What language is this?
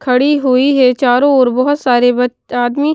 Hindi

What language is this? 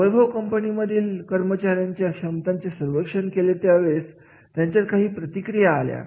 Marathi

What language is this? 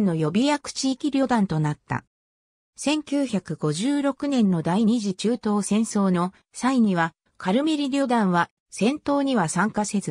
Japanese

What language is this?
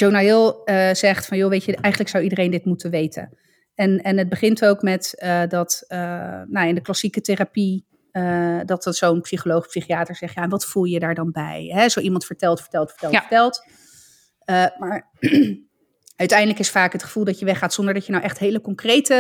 Dutch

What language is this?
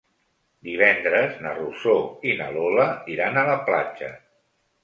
Catalan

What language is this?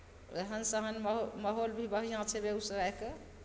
Maithili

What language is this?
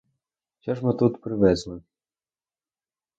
Ukrainian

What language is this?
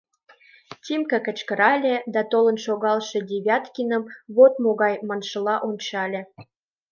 Mari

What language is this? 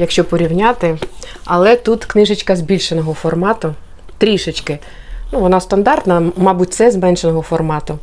Ukrainian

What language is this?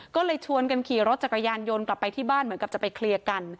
Thai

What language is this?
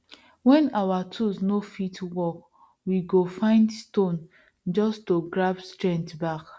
Nigerian Pidgin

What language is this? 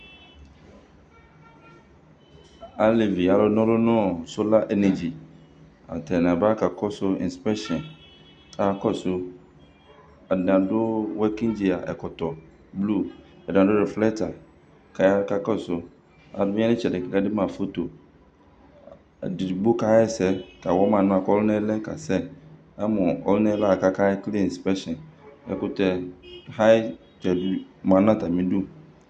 Ikposo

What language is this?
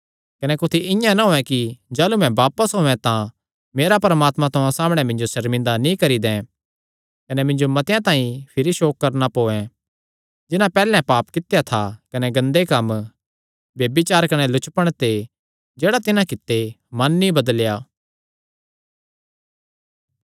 Kangri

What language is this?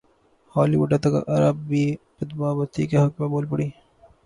Urdu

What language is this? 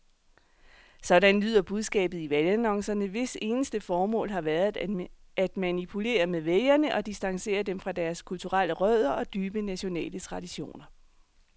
Danish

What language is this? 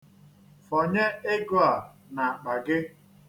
Igbo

